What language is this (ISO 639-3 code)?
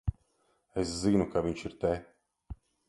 lav